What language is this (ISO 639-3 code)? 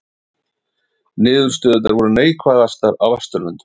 isl